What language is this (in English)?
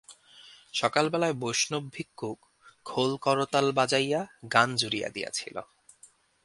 Bangla